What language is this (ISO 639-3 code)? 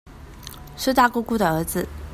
zho